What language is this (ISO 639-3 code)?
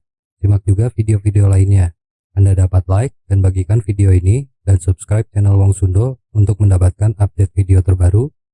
ind